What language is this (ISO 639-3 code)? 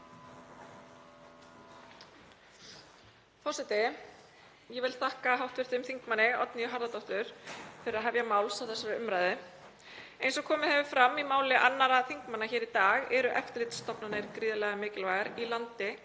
isl